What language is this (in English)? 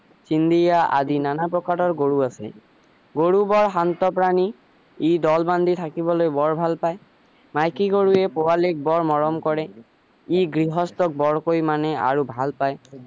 Assamese